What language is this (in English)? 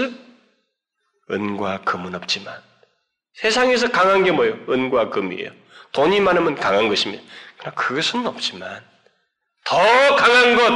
Korean